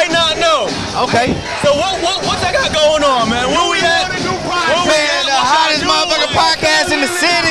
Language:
English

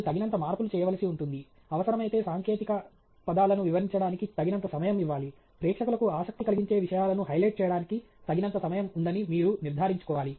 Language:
Telugu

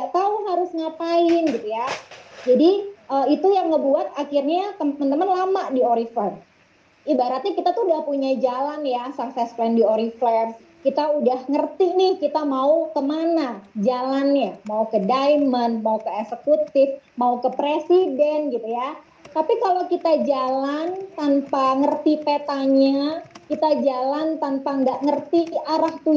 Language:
Indonesian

